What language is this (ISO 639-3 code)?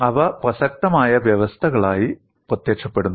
mal